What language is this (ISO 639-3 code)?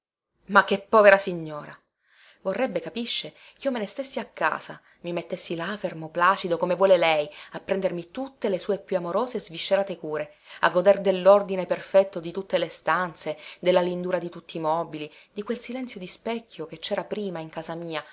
ita